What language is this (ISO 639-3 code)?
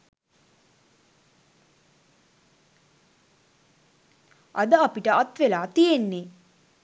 sin